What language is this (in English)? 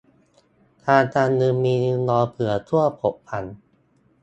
Thai